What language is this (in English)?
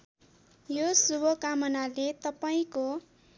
Nepali